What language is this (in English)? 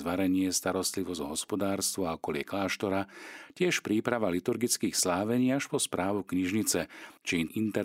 Slovak